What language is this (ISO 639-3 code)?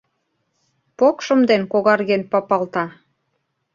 chm